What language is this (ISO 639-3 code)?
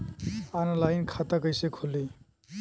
bho